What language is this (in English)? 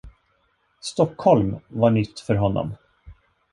Swedish